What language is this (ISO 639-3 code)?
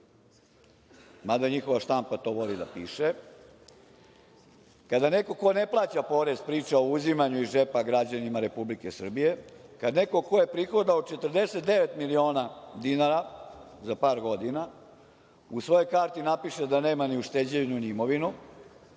srp